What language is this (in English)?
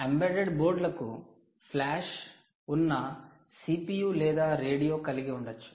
Telugu